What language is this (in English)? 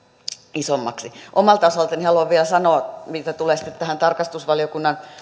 Finnish